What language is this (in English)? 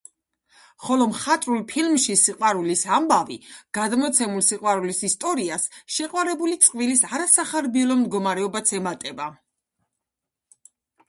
Georgian